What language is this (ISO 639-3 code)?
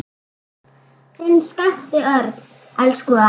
isl